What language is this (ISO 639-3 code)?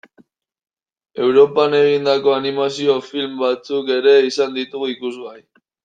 eus